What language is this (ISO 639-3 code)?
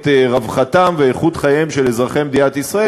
heb